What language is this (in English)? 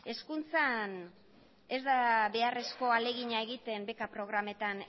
Basque